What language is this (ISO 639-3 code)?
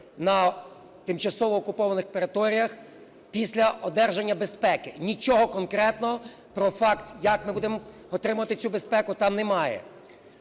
ukr